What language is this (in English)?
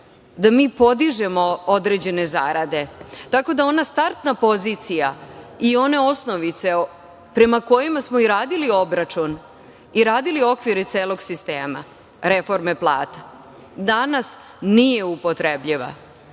Serbian